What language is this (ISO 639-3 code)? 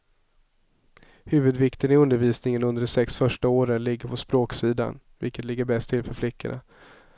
swe